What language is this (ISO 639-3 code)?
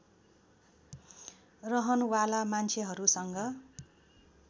nep